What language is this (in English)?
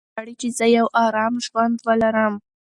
Pashto